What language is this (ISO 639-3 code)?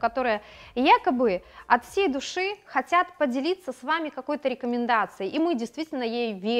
rus